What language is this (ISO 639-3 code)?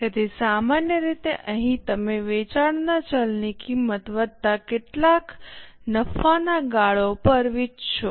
guj